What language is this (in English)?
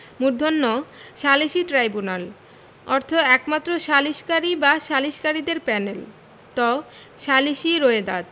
Bangla